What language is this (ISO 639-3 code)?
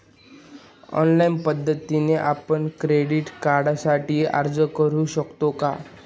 mar